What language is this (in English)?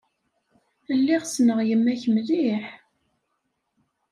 Kabyle